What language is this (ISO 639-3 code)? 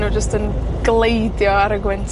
cym